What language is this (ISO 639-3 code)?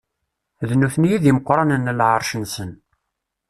kab